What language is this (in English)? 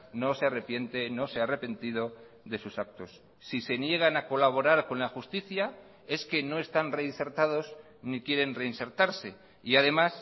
Spanish